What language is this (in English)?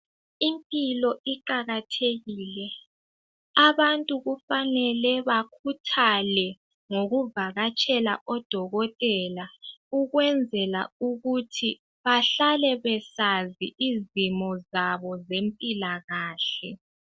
North Ndebele